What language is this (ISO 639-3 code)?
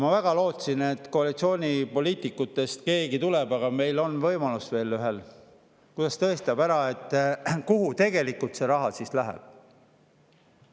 est